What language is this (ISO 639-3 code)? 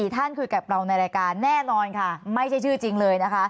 tha